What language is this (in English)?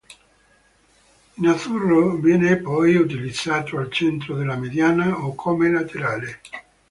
Italian